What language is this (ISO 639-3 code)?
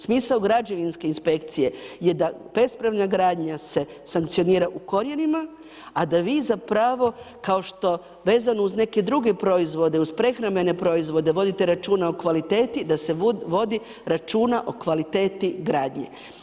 hrv